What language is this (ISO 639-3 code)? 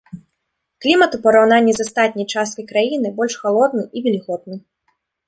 bel